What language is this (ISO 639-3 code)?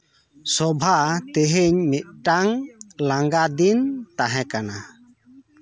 sat